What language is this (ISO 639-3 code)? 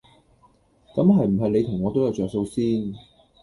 yue